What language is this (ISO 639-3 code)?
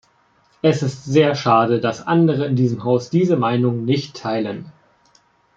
deu